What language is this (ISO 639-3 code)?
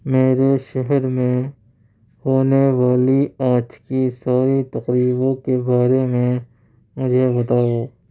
urd